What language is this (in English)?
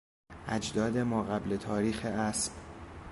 Persian